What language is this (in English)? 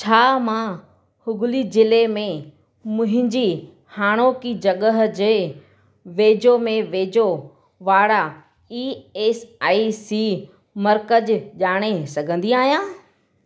Sindhi